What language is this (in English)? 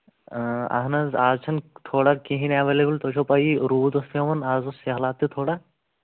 Kashmiri